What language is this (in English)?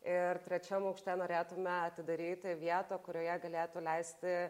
Lithuanian